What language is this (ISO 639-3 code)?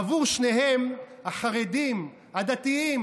heb